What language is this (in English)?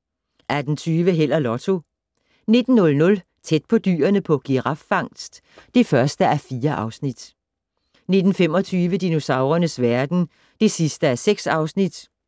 Danish